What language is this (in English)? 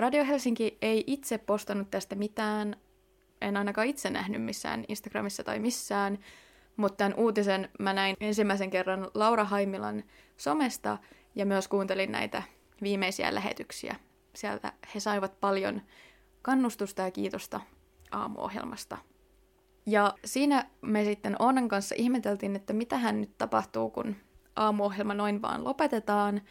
Finnish